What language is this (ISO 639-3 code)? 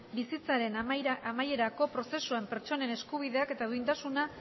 eus